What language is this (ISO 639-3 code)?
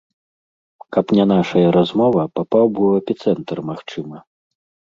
bel